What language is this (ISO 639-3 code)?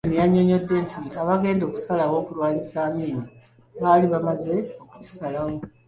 lug